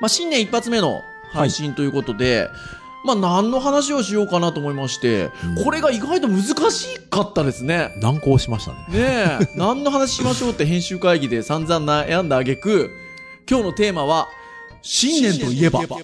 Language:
Japanese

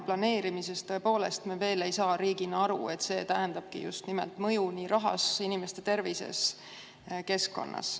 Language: Estonian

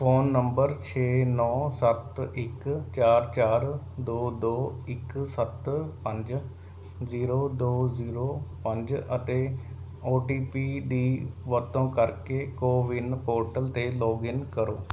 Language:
Punjabi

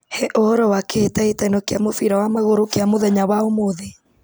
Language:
Kikuyu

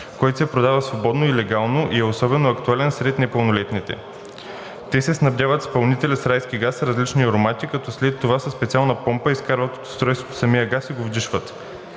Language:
Bulgarian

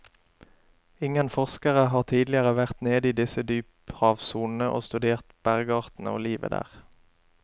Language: Norwegian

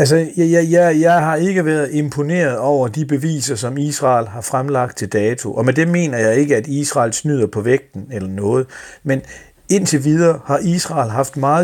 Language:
Danish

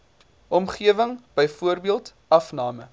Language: Afrikaans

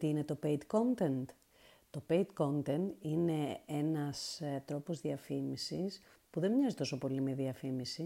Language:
Greek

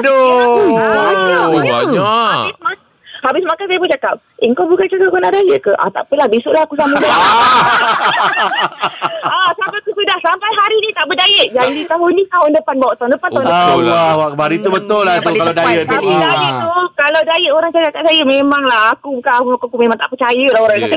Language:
Malay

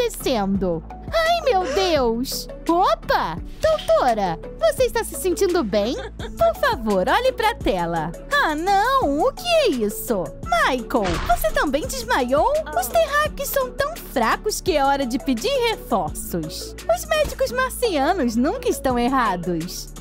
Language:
Portuguese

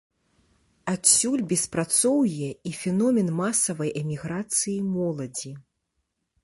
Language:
Belarusian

